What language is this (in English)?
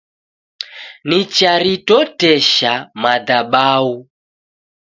Taita